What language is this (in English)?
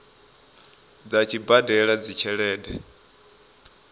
Venda